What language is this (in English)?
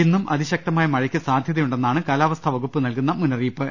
Malayalam